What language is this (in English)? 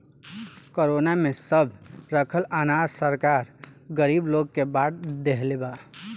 Bhojpuri